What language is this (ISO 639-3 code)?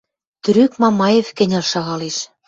mrj